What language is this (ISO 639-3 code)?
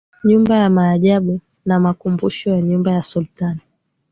swa